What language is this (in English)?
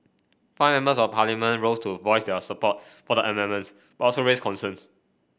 English